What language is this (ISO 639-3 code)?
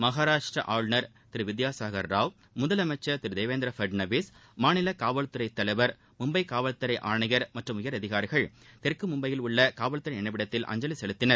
tam